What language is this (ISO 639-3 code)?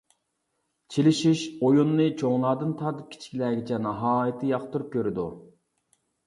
uig